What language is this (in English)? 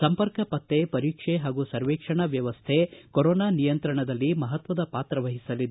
Kannada